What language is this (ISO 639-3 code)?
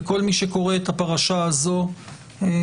heb